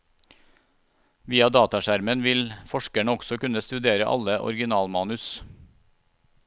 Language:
Norwegian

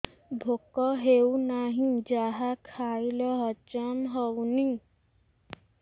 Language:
Odia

